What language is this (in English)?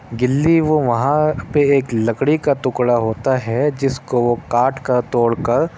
Urdu